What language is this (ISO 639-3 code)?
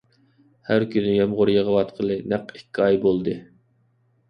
uig